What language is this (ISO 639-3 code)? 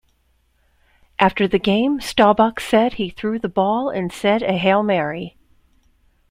eng